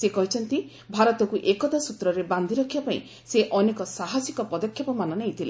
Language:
Odia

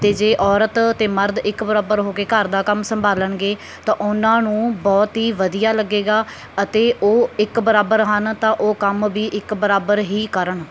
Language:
Punjabi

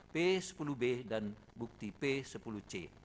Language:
Indonesian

